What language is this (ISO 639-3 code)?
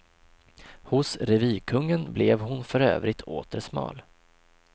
swe